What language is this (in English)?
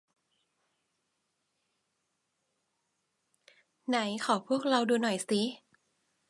Thai